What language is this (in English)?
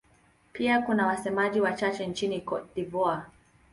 Swahili